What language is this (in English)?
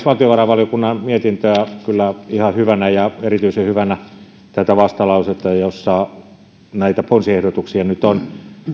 Finnish